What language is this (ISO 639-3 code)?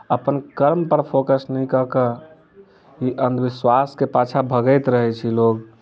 mai